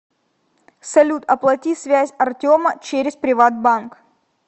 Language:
Russian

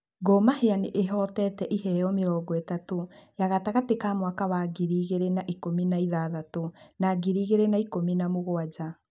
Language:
Kikuyu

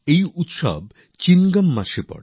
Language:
Bangla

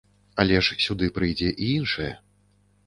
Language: Belarusian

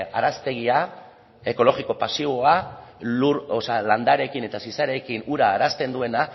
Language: Basque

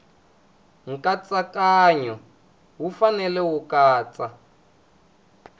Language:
Tsonga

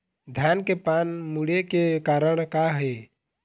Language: Chhattisgarhi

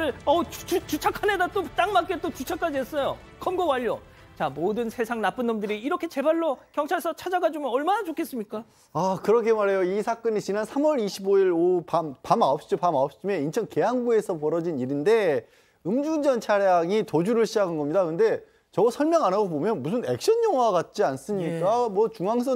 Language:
Korean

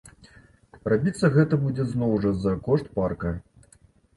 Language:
Belarusian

